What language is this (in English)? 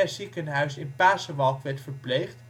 Dutch